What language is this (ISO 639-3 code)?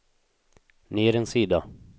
swe